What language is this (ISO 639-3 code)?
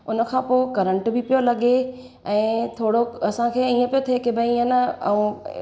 snd